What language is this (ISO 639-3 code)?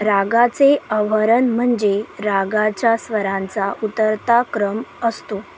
mar